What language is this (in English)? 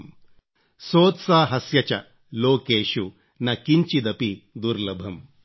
Kannada